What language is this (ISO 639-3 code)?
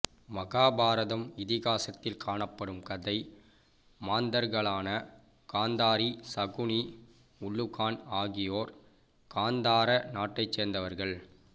tam